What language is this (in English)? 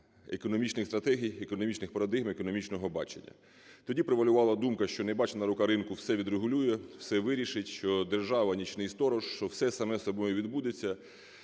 Ukrainian